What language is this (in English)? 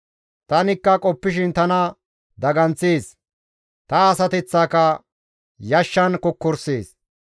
Gamo